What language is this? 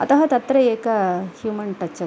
Sanskrit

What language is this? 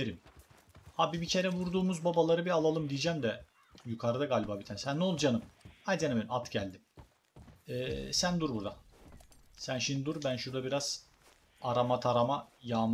Turkish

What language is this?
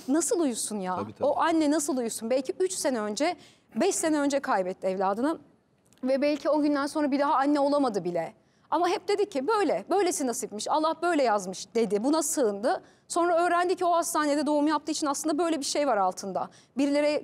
Turkish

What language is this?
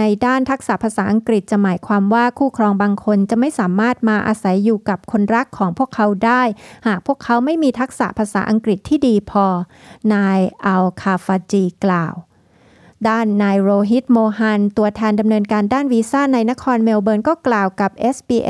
Thai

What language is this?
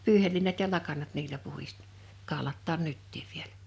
Finnish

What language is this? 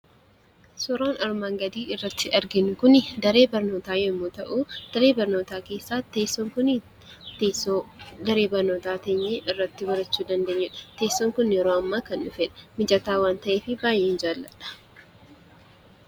Oromo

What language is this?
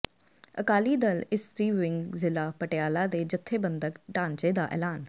Punjabi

